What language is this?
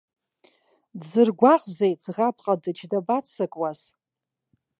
Abkhazian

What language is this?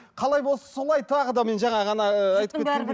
Kazakh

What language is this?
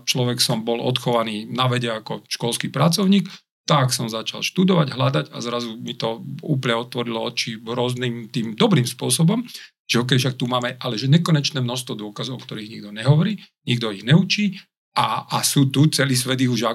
Slovak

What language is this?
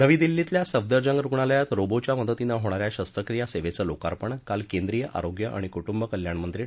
Marathi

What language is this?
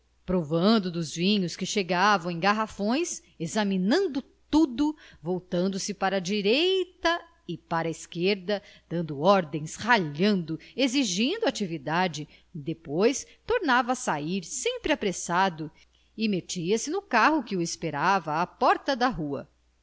Portuguese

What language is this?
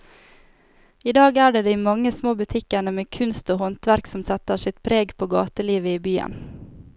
Norwegian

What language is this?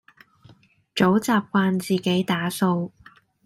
Cantonese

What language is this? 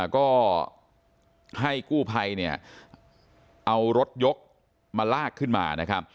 Thai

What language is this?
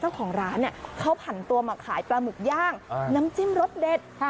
Thai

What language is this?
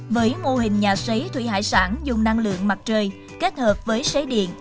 Vietnamese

